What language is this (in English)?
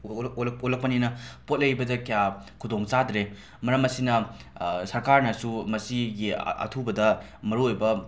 Manipuri